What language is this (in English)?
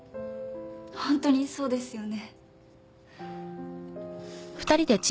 Japanese